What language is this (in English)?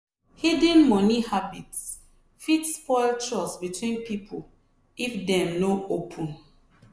Nigerian Pidgin